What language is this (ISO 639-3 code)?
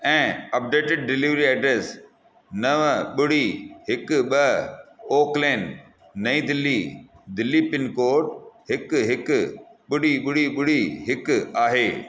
snd